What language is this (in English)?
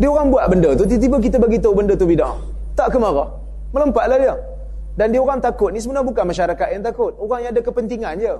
Malay